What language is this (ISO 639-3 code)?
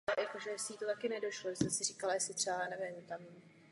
ces